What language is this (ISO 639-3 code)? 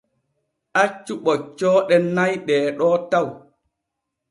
fue